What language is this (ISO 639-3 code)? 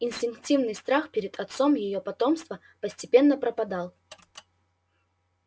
rus